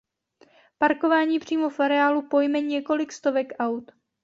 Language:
Czech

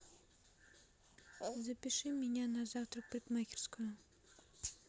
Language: Russian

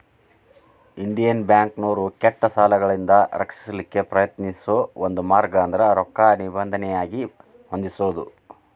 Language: Kannada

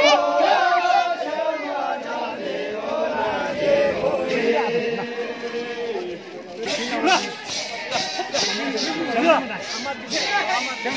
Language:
Arabic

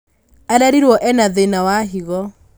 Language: Kikuyu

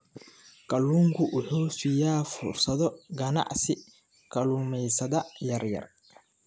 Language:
Somali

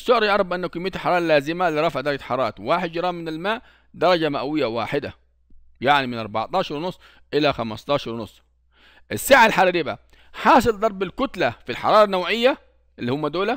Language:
Arabic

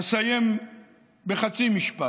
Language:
Hebrew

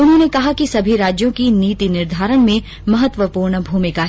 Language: Hindi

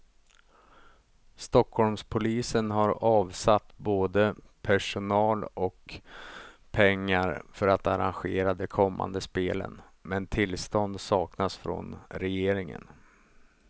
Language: Swedish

